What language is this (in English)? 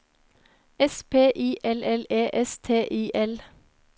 Norwegian